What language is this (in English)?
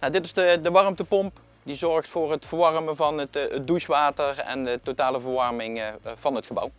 Dutch